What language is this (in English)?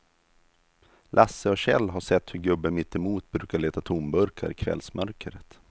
Swedish